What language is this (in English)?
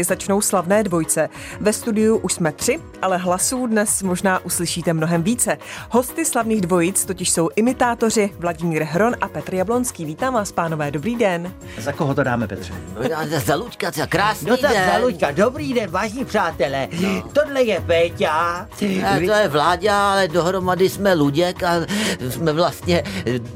Czech